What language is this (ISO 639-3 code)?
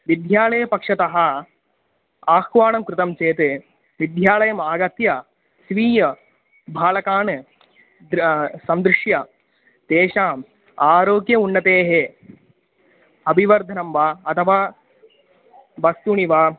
san